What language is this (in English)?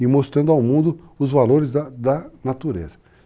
Portuguese